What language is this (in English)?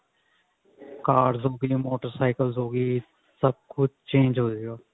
Punjabi